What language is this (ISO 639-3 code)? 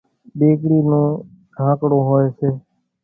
gjk